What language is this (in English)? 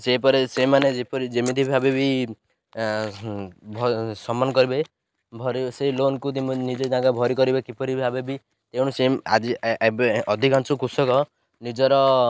Odia